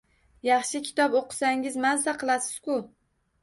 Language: Uzbek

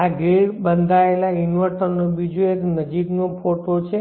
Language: Gujarati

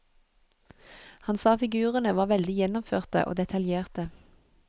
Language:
Norwegian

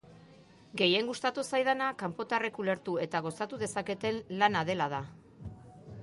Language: Basque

